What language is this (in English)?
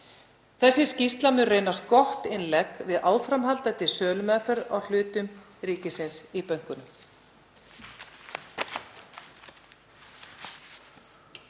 Icelandic